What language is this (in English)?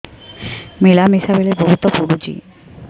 Odia